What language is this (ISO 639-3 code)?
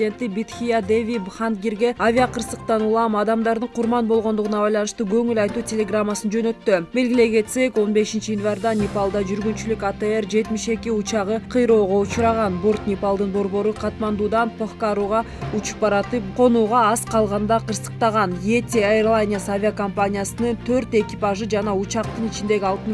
tur